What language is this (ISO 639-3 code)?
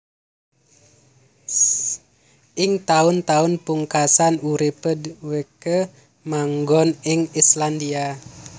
jav